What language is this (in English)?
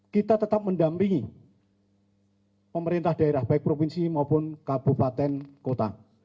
Indonesian